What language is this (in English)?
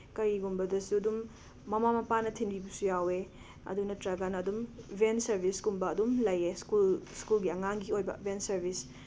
Manipuri